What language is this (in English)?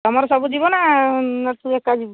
Odia